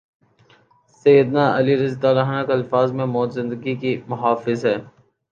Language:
Urdu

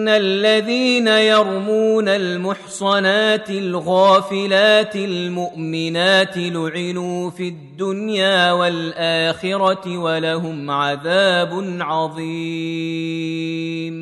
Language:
Arabic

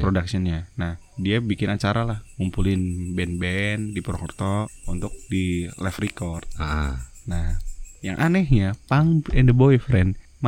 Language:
Indonesian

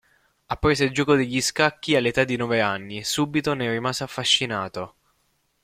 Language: Italian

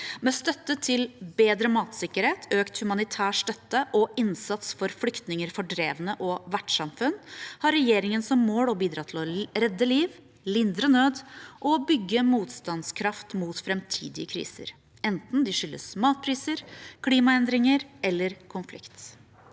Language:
Norwegian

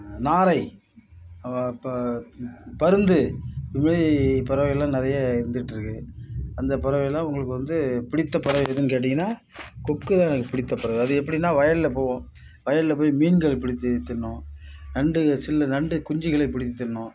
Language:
Tamil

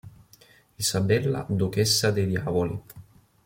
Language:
Italian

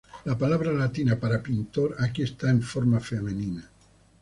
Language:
Spanish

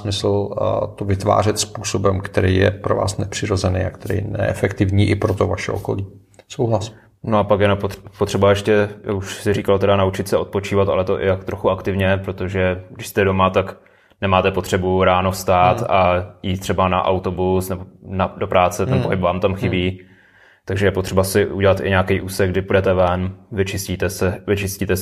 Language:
Czech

